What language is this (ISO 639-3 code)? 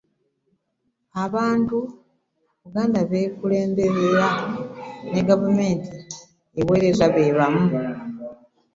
lug